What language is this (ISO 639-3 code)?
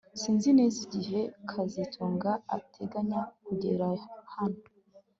kin